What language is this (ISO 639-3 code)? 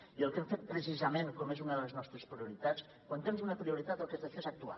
cat